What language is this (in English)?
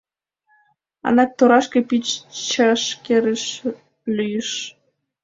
Mari